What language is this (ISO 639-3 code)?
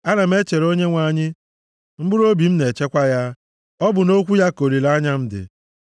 ibo